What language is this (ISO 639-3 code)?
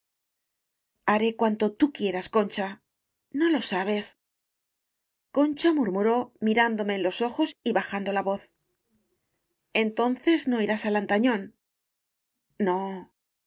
spa